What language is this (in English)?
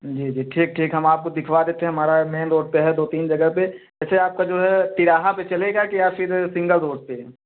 Hindi